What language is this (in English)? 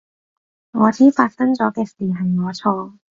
Cantonese